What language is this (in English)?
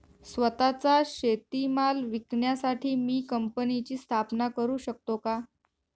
Marathi